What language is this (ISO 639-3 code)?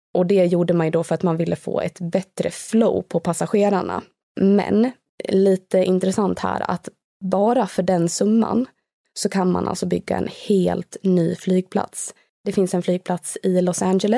swe